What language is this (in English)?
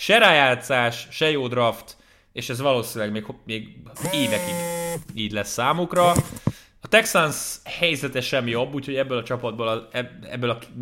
Hungarian